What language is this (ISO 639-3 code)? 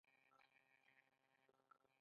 pus